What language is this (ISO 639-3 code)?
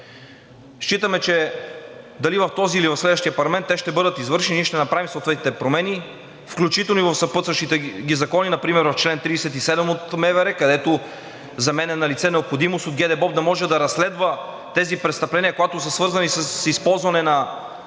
bul